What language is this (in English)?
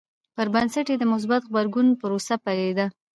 Pashto